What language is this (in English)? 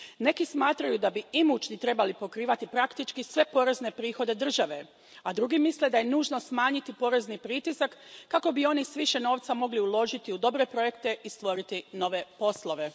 Croatian